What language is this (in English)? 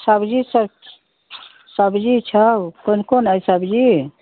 Maithili